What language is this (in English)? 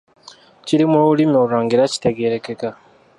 Ganda